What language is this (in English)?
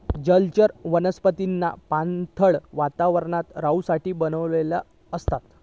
Marathi